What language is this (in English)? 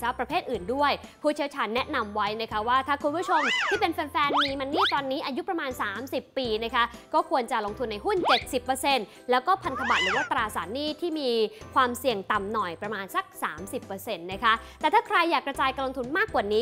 Thai